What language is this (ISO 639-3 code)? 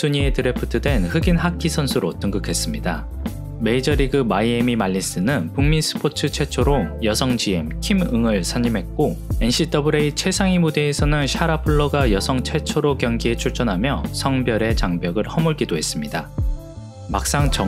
kor